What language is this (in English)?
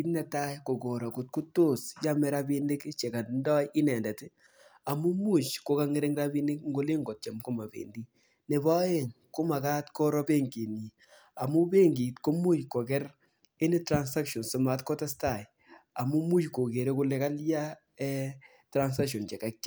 Kalenjin